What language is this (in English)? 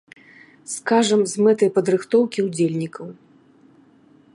Belarusian